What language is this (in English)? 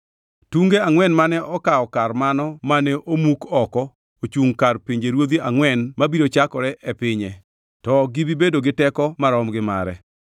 Luo (Kenya and Tanzania)